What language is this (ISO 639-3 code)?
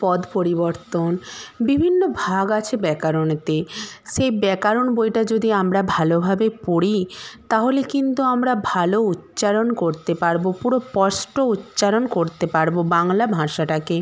ben